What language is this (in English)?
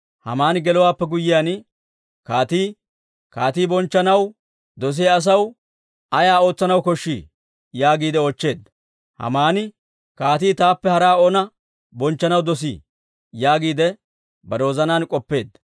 Dawro